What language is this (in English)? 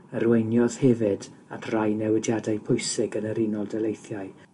Welsh